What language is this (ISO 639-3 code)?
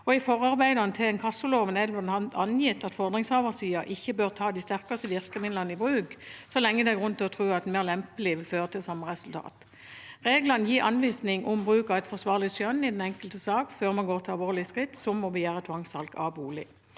nor